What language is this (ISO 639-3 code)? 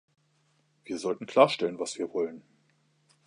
deu